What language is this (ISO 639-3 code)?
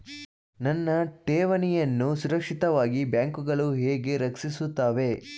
kan